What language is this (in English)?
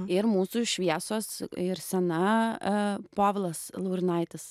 Lithuanian